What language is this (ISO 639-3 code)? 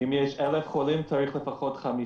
heb